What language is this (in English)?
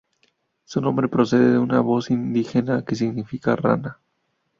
Spanish